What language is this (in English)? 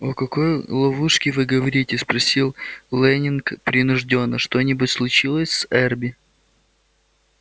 Russian